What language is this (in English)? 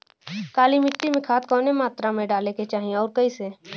Bhojpuri